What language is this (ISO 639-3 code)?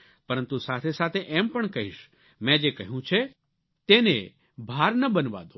guj